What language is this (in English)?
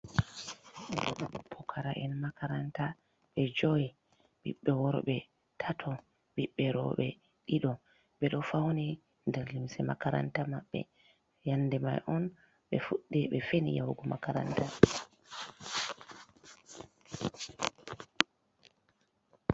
Fula